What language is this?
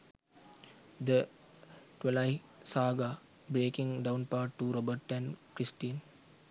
Sinhala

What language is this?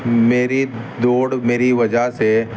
Urdu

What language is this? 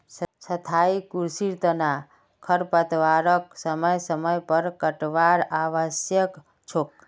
Magahi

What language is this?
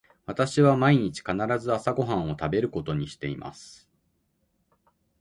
Japanese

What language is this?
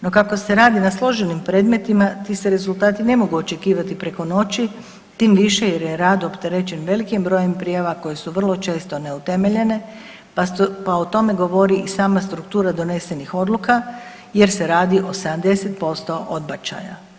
Croatian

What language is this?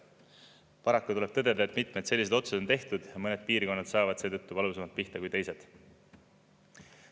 Estonian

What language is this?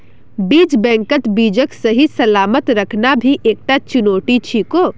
Magahi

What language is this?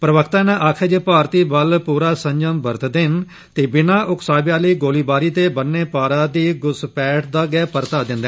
Dogri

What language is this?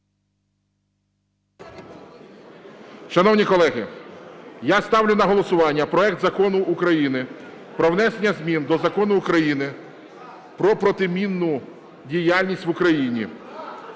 Ukrainian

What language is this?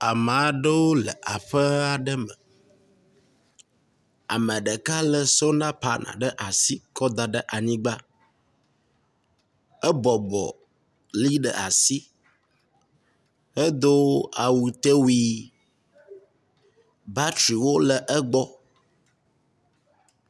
Ewe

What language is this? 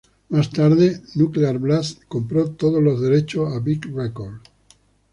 Spanish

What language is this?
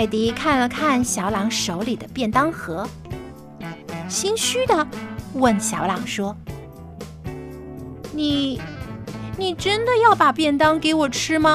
Chinese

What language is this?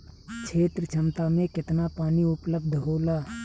Bhojpuri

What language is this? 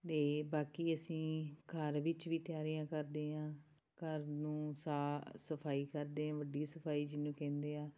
Punjabi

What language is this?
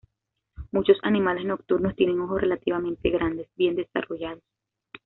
Spanish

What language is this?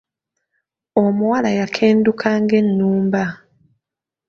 Ganda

